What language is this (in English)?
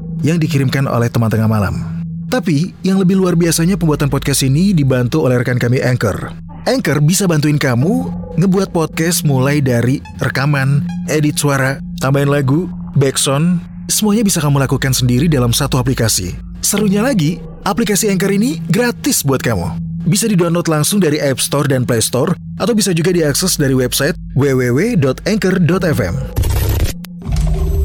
Indonesian